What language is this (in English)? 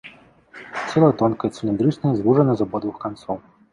Belarusian